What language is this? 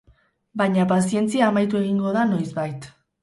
Basque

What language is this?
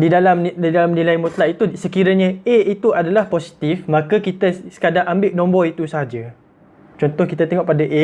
Malay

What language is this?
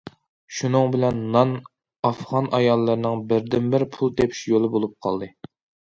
Uyghur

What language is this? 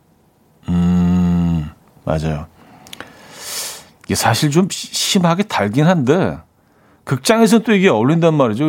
Korean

